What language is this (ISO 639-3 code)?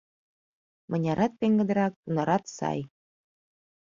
chm